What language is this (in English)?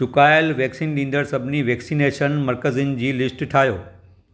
Sindhi